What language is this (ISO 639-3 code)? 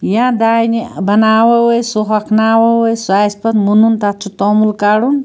kas